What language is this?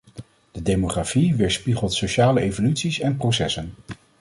Dutch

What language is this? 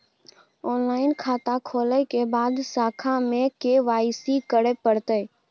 Maithili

